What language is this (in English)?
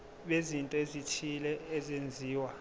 Zulu